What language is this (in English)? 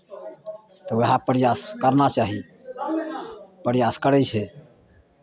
Maithili